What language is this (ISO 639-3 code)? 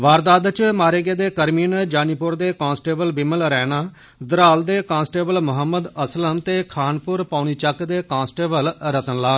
doi